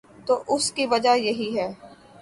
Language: Urdu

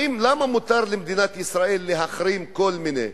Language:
Hebrew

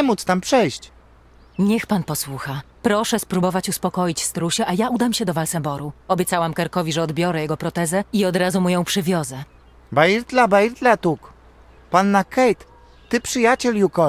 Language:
Polish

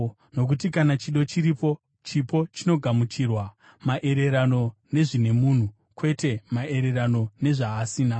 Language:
Shona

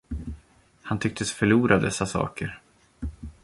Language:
Swedish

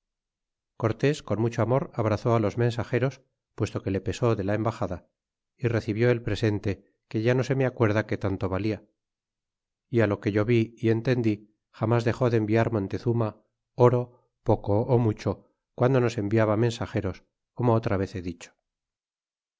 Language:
Spanish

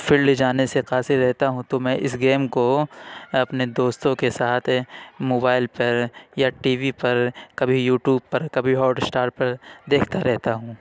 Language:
Urdu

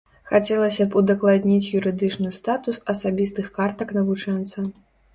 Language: Belarusian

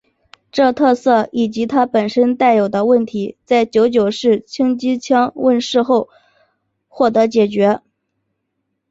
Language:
Chinese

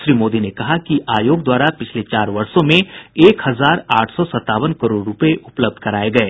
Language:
Hindi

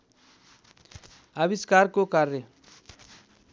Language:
Nepali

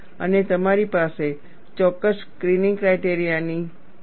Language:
Gujarati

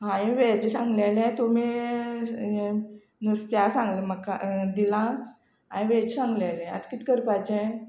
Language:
Konkani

